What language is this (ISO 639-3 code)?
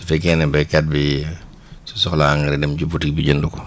wol